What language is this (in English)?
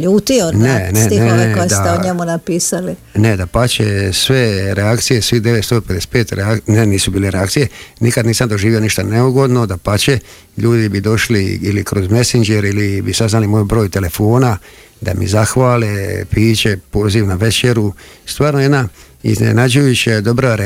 Croatian